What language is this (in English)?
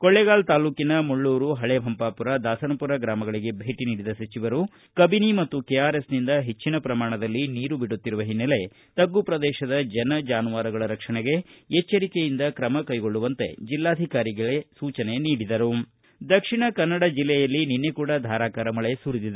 Kannada